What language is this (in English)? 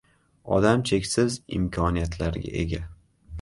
Uzbek